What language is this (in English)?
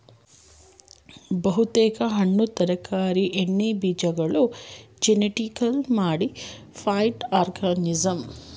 Kannada